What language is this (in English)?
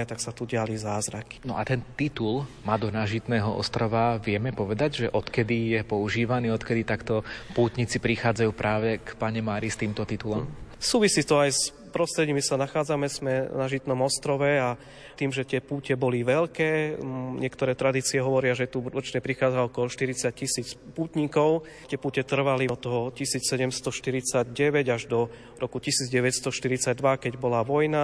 Slovak